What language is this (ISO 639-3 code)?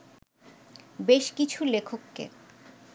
ben